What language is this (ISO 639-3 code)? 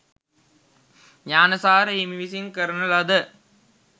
sin